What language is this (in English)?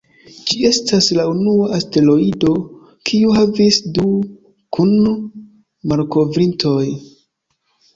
Esperanto